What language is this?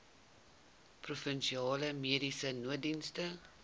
Afrikaans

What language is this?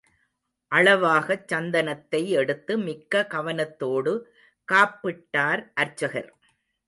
Tamil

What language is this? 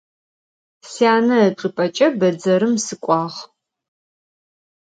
Adyghe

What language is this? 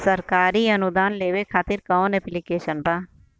Bhojpuri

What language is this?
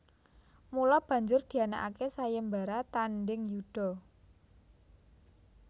Javanese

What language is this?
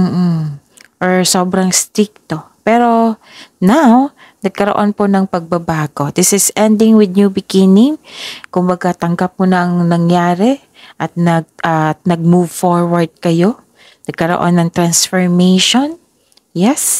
Filipino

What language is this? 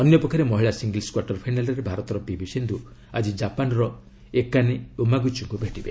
Odia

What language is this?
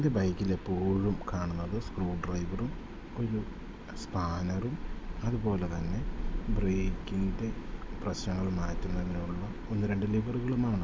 Malayalam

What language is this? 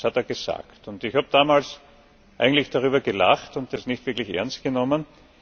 German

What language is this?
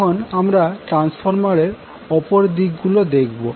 Bangla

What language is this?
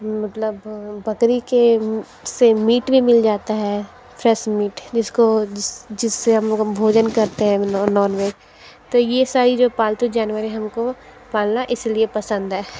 Hindi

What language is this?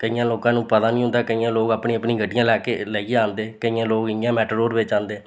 Dogri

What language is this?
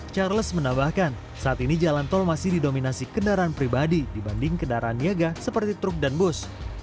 Indonesian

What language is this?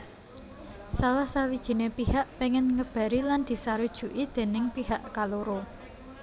Javanese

